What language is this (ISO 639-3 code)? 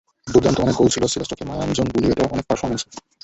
ben